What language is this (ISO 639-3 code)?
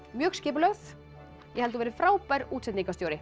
isl